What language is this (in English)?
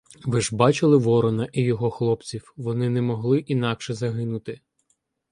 Ukrainian